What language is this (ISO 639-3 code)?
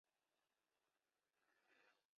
eng